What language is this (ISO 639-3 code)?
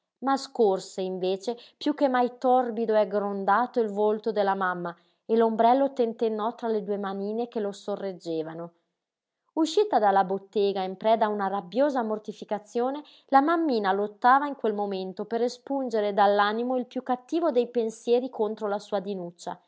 ita